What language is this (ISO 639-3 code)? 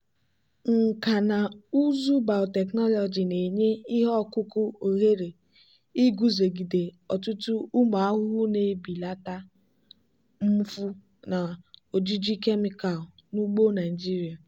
ibo